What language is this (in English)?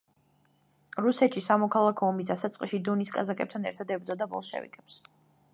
Georgian